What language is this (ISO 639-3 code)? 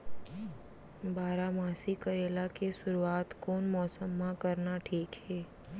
hne